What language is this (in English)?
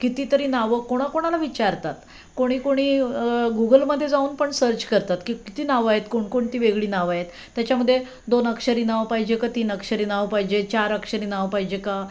Marathi